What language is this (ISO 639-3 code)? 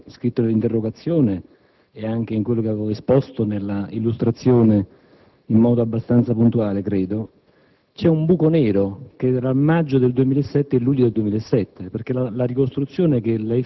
ita